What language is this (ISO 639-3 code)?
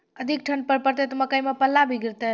mai